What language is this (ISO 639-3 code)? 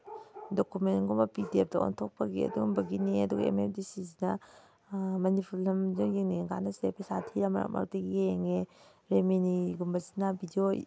mni